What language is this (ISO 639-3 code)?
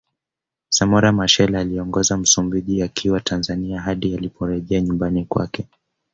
swa